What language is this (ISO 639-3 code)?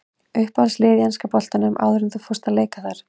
isl